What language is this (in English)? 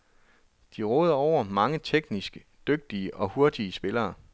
Danish